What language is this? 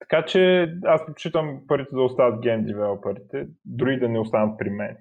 Bulgarian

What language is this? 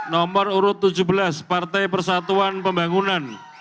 Indonesian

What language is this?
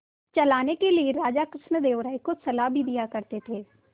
Hindi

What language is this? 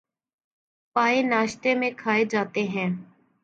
Urdu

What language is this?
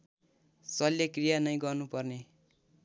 Nepali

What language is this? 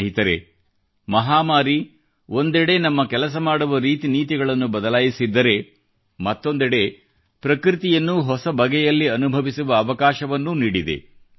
Kannada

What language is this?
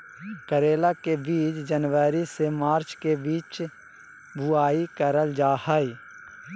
Magahi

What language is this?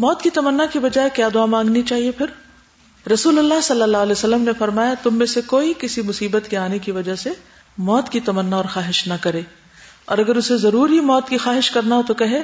Urdu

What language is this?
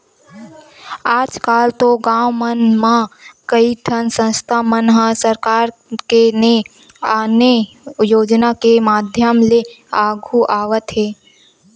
Chhattisgarhi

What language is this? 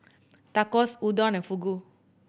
English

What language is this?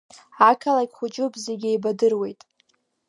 Abkhazian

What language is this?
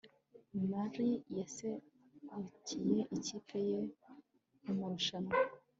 Kinyarwanda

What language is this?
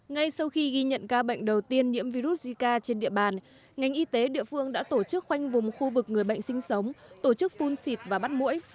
Vietnamese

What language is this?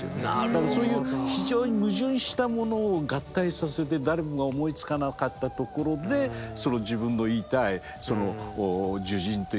Japanese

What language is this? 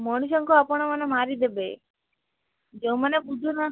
Odia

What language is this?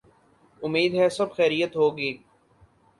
Urdu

